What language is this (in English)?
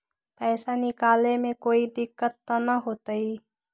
Magahi